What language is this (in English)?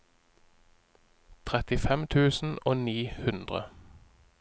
Norwegian